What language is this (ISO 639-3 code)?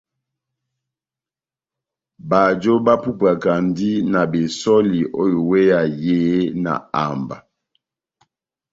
bnm